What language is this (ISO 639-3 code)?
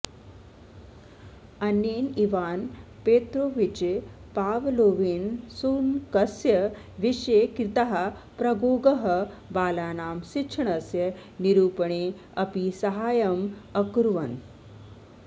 san